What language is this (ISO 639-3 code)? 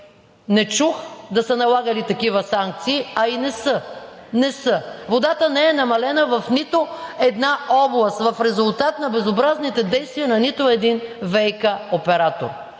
bul